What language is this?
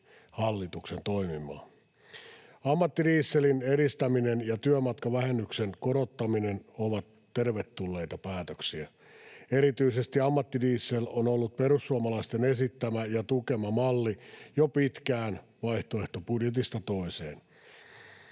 Finnish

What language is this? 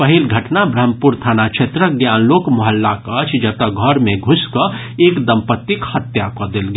Maithili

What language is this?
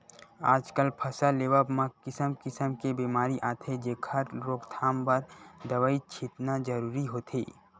Chhattisgarhi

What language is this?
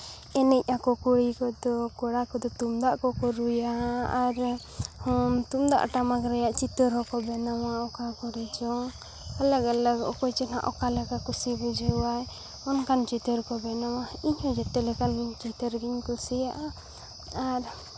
Santali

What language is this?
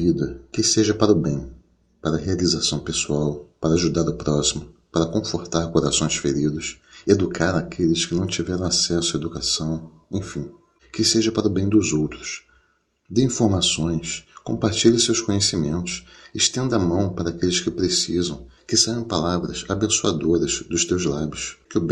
Portuguese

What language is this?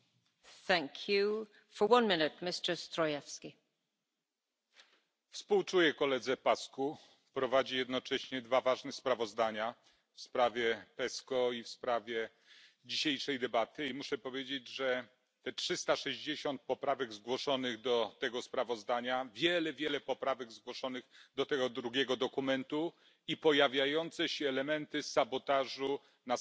Polish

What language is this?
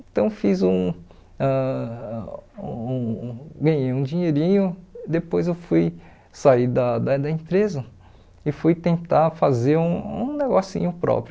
Portuguese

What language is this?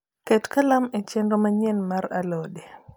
Luo (Kenya and Tanzania)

